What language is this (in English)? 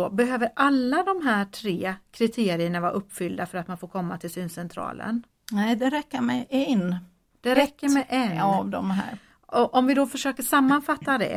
Swedish